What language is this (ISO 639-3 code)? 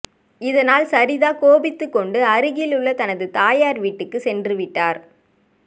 tam